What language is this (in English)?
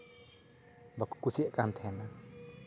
Santali